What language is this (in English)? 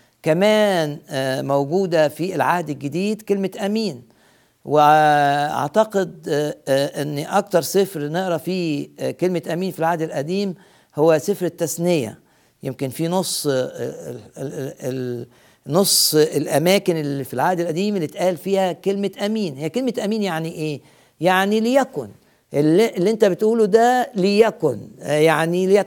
Arabic